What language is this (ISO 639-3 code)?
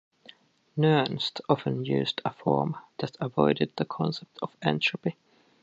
eng